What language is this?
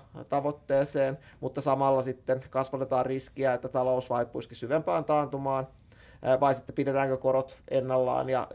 Finnish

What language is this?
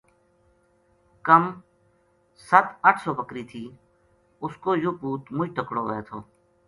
Gujari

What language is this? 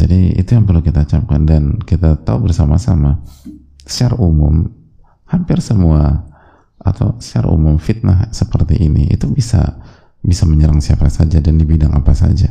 Indonesian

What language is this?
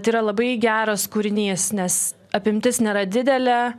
Lithuanian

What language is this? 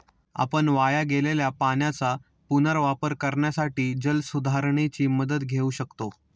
Marathi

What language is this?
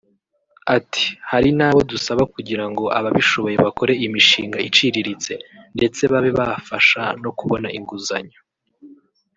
Kinyarwanda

